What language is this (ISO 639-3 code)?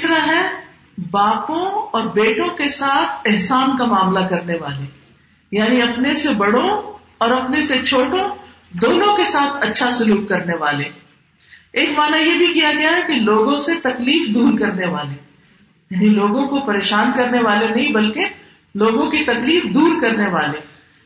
urd